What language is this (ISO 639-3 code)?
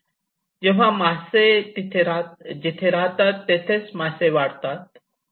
mar